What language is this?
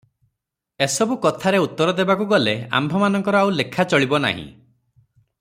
Odia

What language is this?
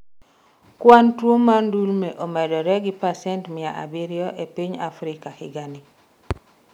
Luo (Kenya and Tanzania)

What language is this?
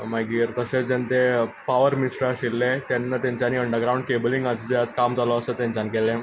Konkani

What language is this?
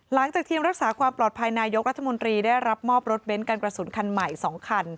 Thai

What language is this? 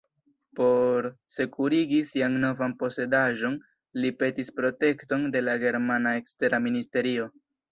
Esperanto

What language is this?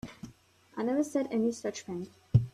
English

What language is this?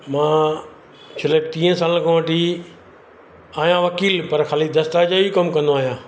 Sindhi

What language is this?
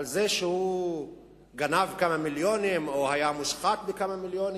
Hebrew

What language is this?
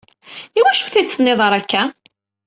Kabyle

